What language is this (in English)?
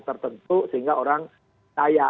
Indonesian